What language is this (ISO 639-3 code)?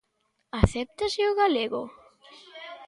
glg